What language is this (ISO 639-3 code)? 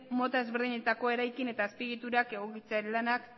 eus